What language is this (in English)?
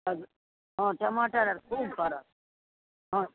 Maithili